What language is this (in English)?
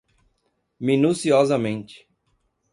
Portuguese